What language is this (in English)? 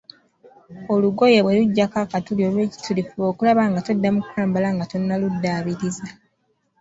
Ganda